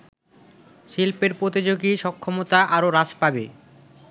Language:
Bangla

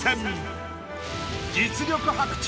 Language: Japanese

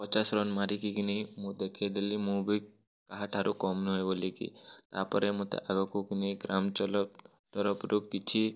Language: Odia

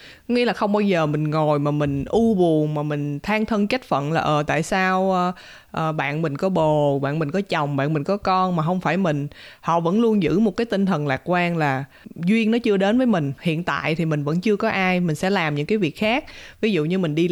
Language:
Vietnamese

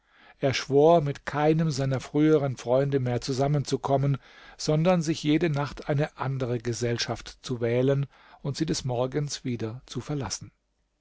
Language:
German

